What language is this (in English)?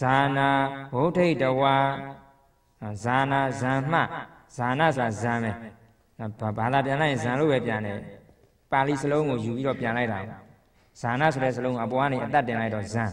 Thai